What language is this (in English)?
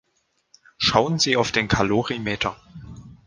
German